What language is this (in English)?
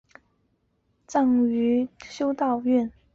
Chinese